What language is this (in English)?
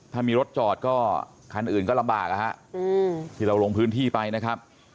Thai